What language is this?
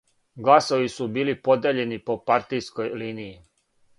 Serbian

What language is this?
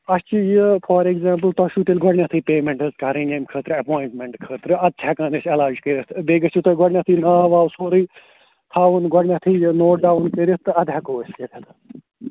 Kashmiri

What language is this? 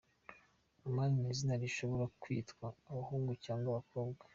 Kinyarwanda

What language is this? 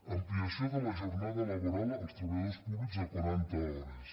Catalan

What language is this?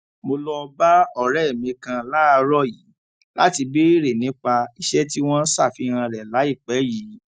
Yoruba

